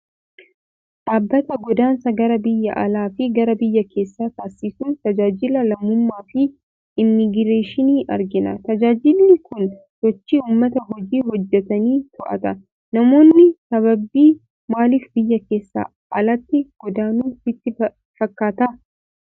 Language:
Oromo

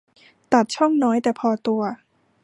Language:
Thai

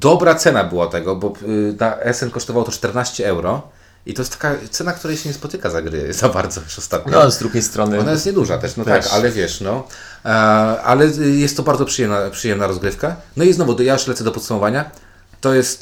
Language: Polish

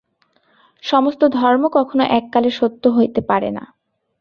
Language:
Bangla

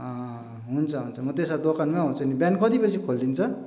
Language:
Nepali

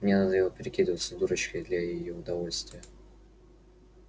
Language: Russian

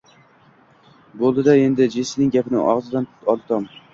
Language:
Uzbek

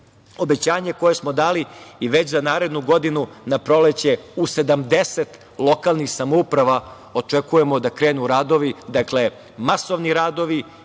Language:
Serbian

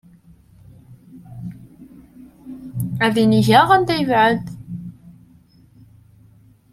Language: Kabyle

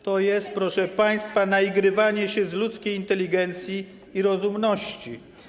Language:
Polish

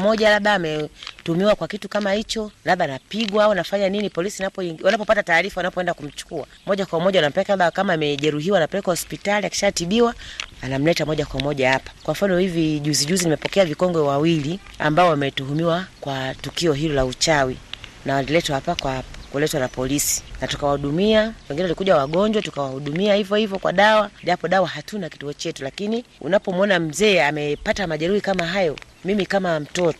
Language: Swahili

